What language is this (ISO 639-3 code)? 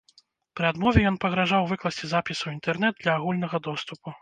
bel